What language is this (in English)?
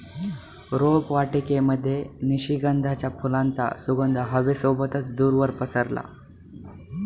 Marathi